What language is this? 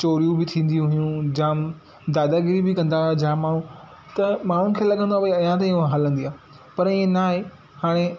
Sindhi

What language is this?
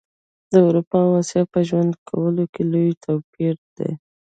Pashto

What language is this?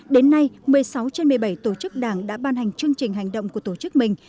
Vietnamese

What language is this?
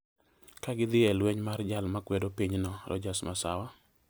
Luo (Kenya and Tanzania)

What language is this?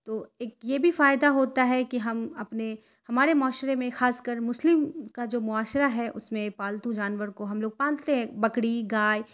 Urdu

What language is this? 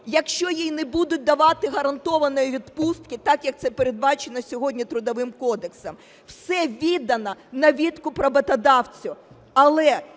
Ukrainian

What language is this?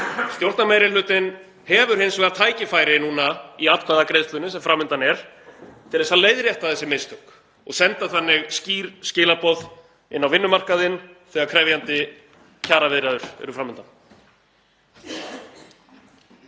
Icelandic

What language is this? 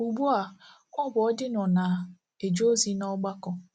Igbo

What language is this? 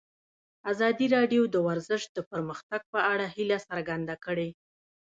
Pashto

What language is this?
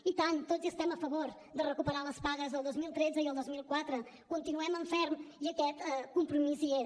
Catalan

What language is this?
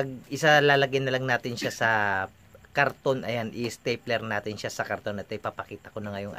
Filipino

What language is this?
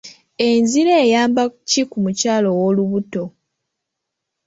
Ganda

